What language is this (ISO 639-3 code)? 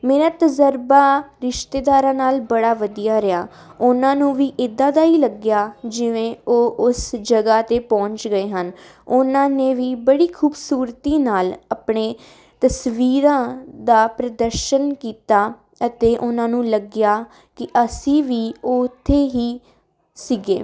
pan